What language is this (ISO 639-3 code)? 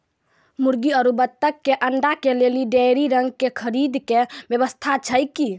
mai